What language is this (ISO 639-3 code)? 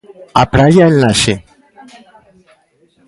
glg